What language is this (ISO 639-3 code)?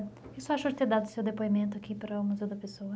por